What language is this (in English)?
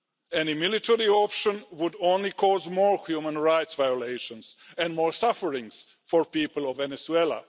English